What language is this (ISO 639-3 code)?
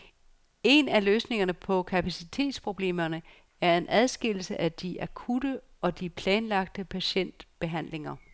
dan